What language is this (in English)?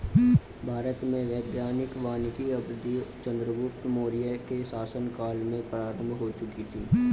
Hindi